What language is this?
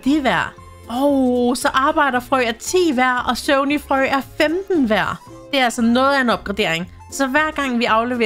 Danish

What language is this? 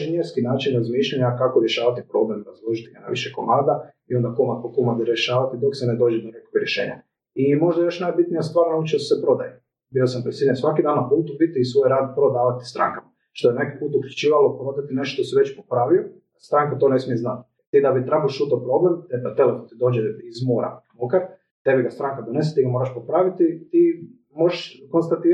Croatian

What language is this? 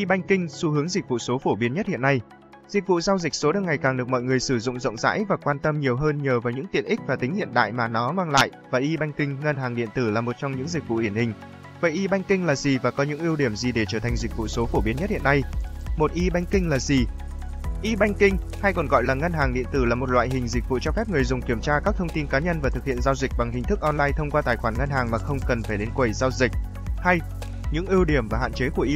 Vietnamese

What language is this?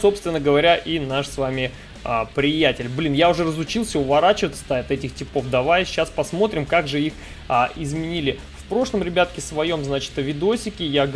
Russian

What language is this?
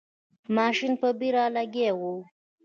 Pashto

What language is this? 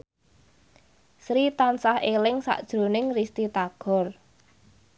Javanese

